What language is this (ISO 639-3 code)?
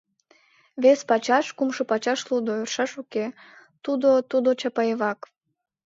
chm